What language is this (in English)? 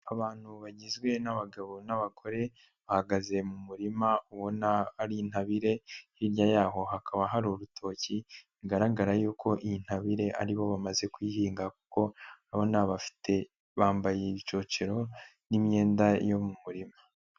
Kinyarwanda